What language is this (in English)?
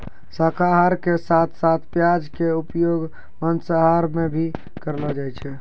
Maithili